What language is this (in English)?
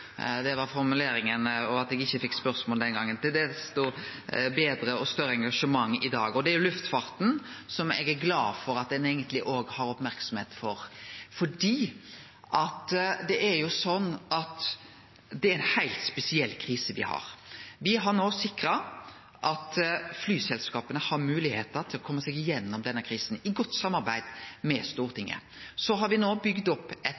Norwegian Nynorsk